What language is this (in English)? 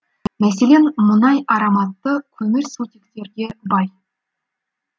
Kazakh